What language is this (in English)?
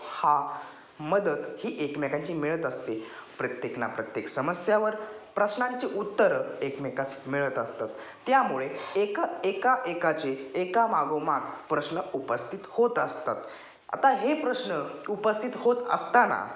Marathi